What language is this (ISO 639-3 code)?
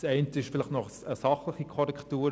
gsw